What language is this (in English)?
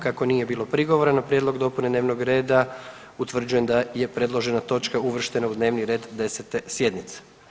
Croatian